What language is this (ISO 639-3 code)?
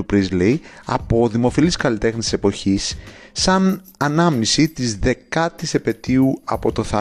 ell